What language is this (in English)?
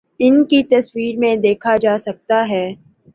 Urdu